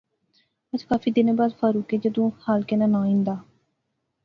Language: Pahari-Potwari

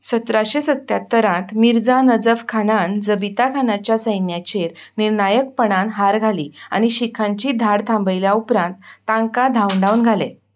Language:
Konkani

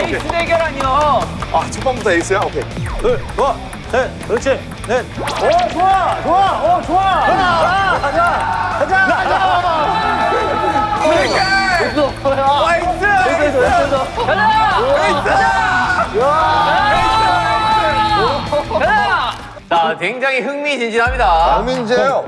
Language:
Korean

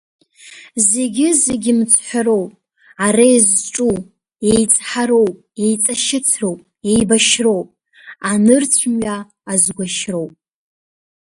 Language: Abkhazian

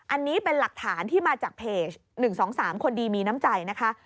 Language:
Thai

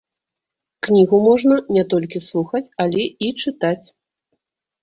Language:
Belarusian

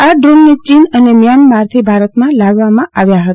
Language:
Gujarati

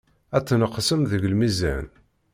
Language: Kabyle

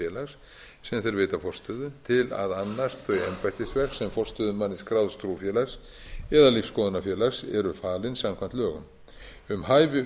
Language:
Icelandic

